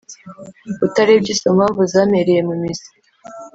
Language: Kinyarwanda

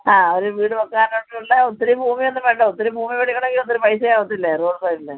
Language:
Malayalam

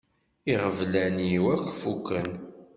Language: Kabyle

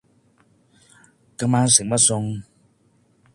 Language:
Cantonese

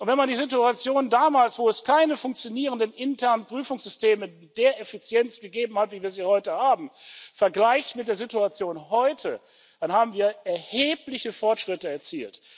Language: German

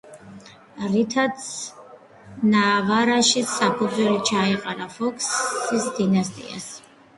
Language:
Georgian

